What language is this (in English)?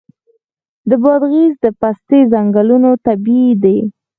Pashto